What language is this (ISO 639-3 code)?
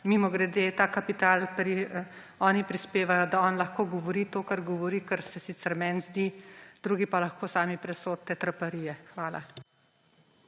slv